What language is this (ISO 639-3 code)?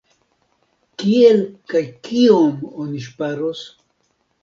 epo